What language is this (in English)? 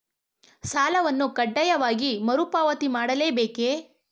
Kannada